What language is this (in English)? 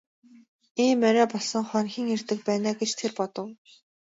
Mongolian